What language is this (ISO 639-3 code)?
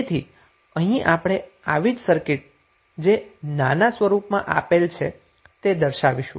guj